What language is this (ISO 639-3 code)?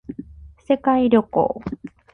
jpn